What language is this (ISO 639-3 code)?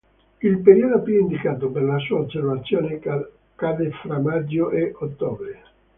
ita